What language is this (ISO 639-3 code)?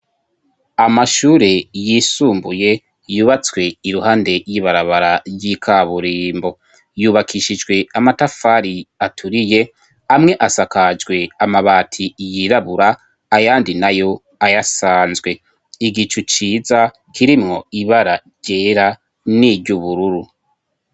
run